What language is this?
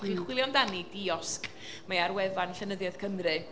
Welsh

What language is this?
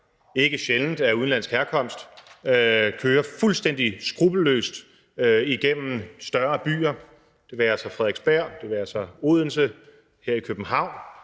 Danish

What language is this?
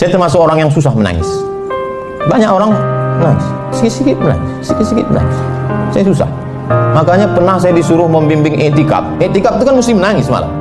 Indonesian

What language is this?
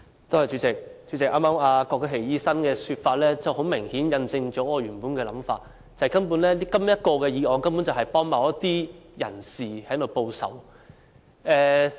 Cantonese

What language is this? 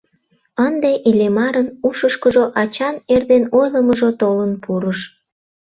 Mari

